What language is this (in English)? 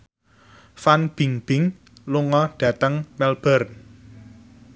Javanese